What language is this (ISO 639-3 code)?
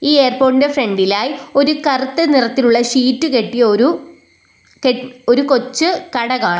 mal